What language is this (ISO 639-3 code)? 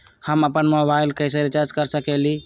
mag